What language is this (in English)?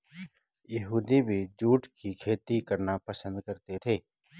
Hindi